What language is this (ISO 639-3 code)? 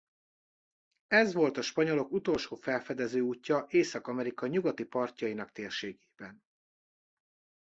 hun